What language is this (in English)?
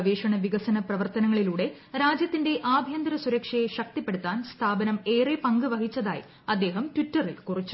Malayalam